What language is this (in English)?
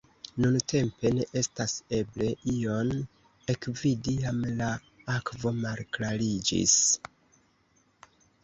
Esperanto